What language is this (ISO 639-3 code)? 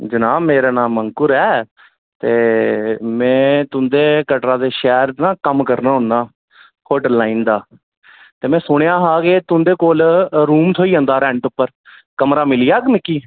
doi